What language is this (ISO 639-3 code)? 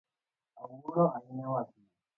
luo